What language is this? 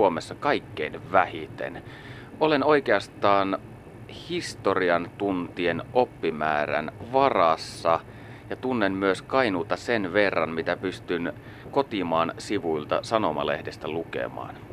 Finnish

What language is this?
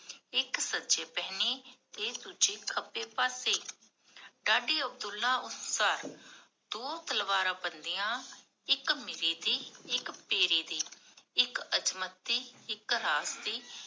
Punjabi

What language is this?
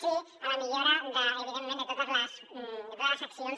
Catalan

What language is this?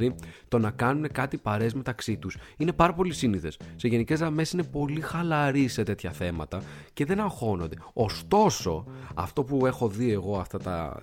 Greek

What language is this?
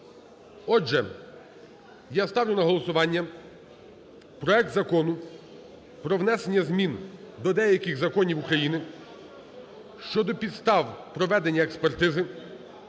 Ukrainian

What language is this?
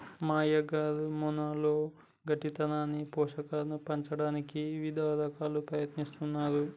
Telugu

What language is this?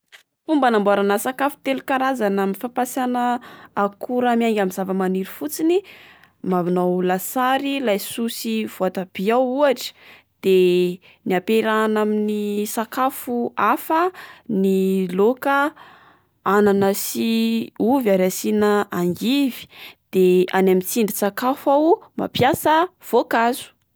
Malagasy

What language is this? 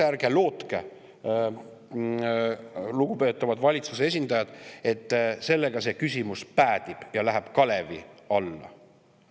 Estonian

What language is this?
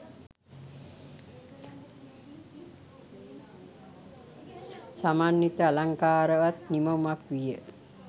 Sinhala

